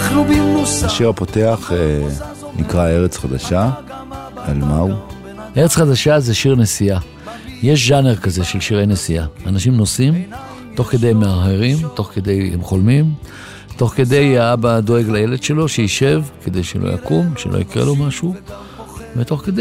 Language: Hebrew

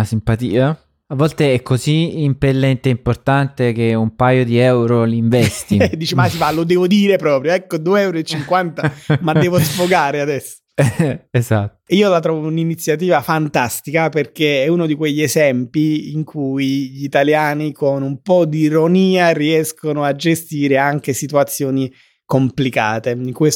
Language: Italian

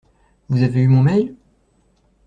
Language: French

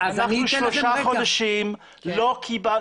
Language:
Hebrew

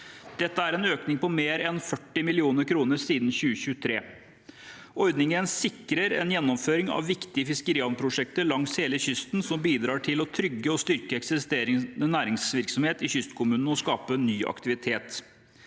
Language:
Norwegian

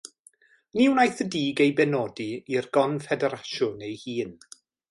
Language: Welsh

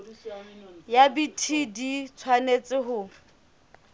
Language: Southern Sotho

